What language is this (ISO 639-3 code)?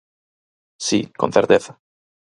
glg